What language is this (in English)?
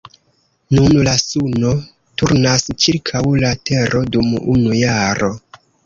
Esperanto